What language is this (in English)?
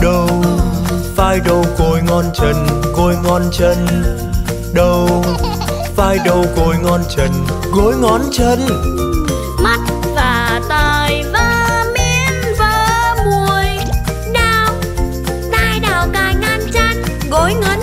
Vietnamese